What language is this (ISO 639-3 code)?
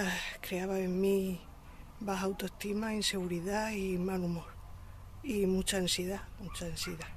spa